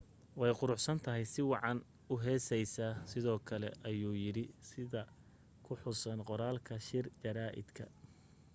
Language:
Somali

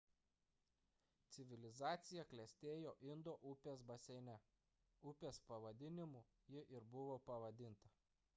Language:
Lithuanian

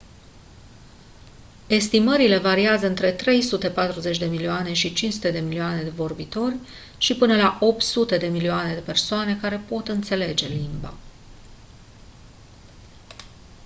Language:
Romanian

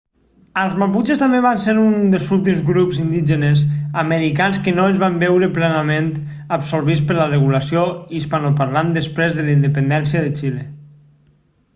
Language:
Catalan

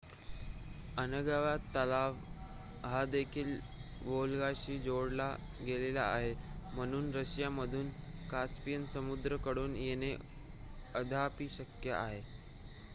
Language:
Marathi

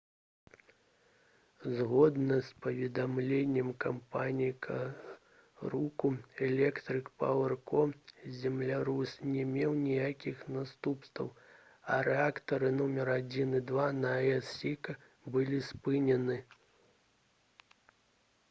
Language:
Belarusian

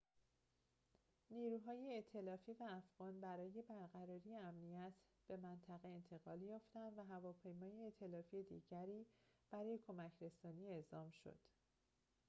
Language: Persian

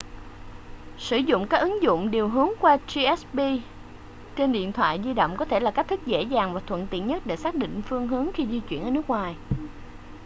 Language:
Vietnamese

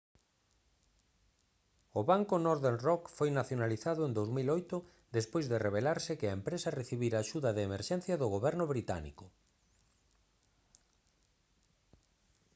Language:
Galician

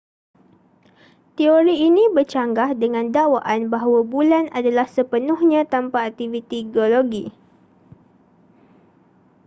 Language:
Malay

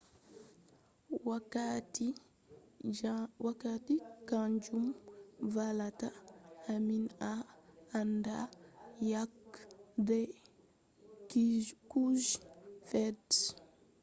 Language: Fula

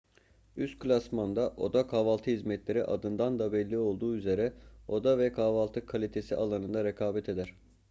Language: Turkish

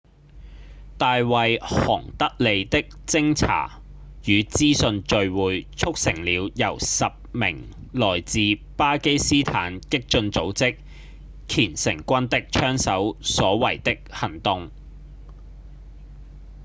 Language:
Cantonese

